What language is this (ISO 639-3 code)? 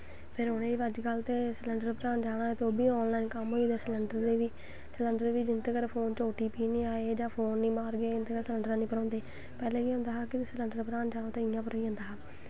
doi